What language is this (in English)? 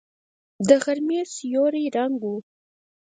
Pashto